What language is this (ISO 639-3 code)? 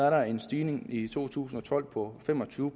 dan